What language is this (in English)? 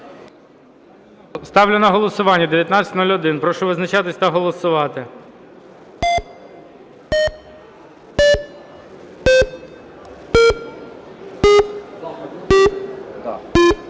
Ukrainian